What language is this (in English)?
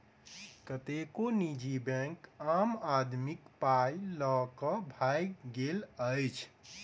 Maithili